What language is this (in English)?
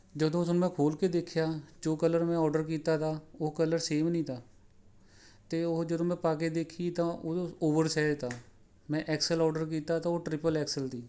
Punjabi